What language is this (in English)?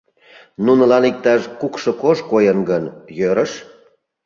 Mari